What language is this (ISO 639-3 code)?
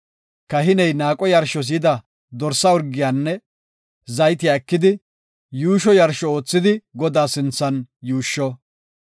gof